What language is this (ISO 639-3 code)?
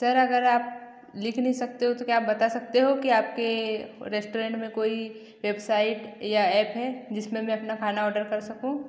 hin